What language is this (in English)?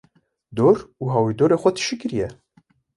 Kurdish